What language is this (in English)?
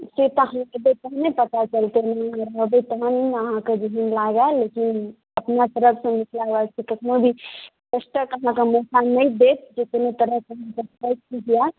Maithili